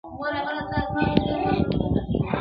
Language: Pashto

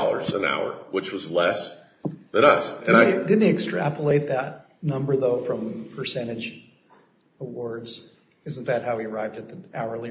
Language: English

